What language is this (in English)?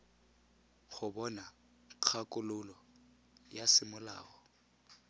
Tswana